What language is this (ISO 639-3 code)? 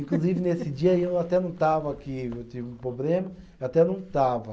por